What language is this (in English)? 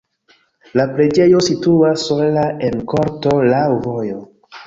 Esperanto